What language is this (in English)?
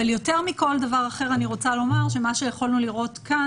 Hebrew